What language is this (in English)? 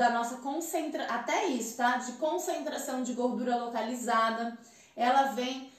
Portuguese